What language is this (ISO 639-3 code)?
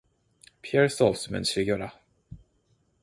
kor